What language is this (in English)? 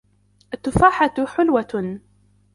Arabic